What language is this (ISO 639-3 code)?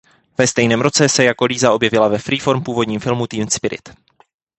ces